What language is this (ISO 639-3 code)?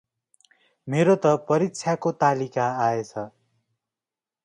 nep